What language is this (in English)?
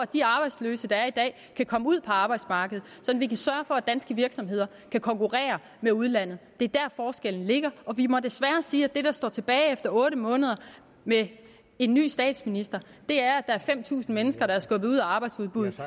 Danish